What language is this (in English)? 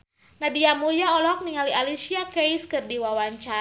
Sundanese